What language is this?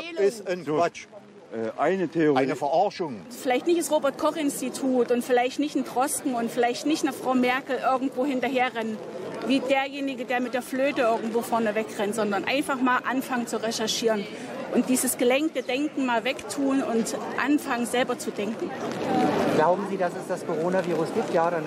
German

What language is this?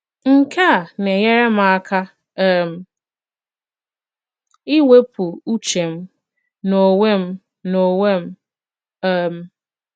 Igbo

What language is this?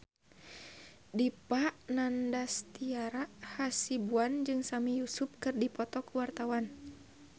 Sundanese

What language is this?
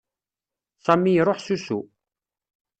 Kabyle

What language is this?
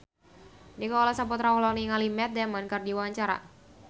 Sundanese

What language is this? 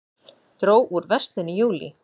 Icelandic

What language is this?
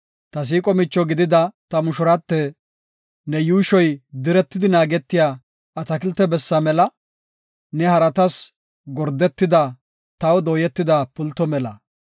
Gofa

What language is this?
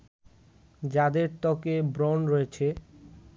Bangla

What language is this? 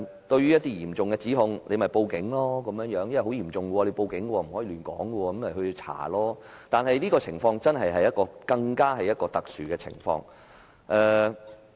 Cantonese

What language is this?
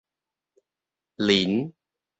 Min Nan Chinese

